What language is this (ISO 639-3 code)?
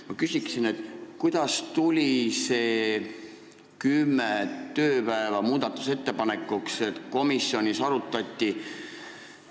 est